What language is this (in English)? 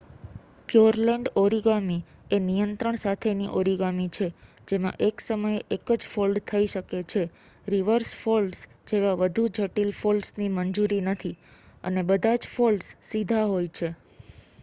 Gujarati